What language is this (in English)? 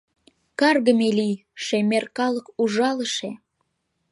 Mari